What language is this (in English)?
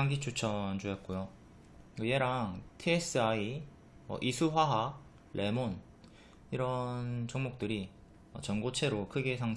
Korean